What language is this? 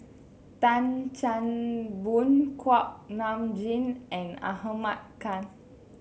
English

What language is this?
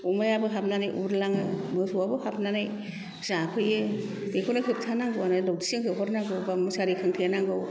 Bodo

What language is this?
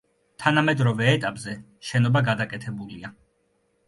Georgian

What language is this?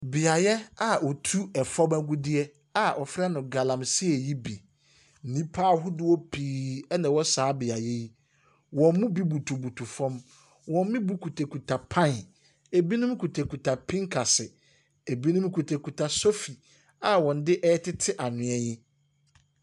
Akan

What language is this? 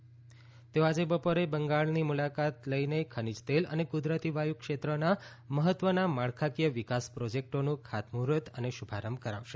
Gujarati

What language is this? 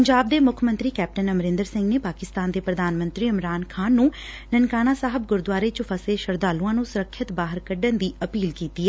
Punjabi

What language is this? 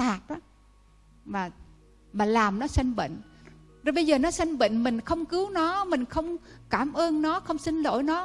Vietnamese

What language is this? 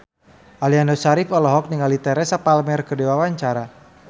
Sundanese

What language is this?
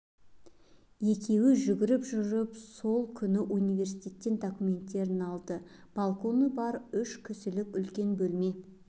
Kazakh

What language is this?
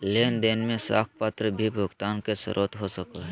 Magahi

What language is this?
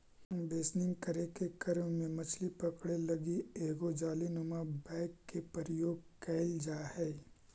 Magahi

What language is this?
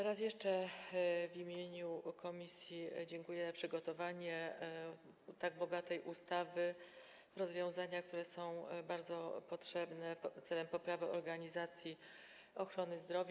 Polish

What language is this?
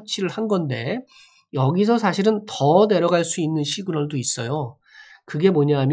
Korean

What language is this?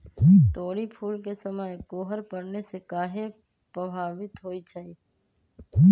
Magahi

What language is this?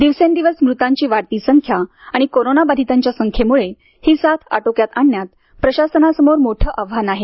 Marathi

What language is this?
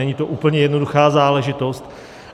Czech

